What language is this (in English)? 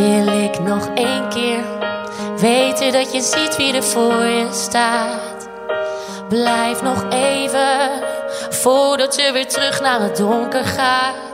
Dutch